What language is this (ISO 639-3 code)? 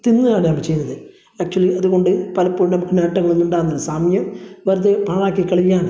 mal